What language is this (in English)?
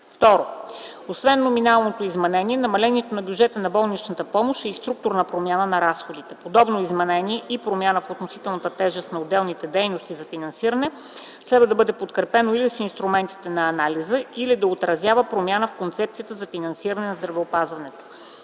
Bulgarian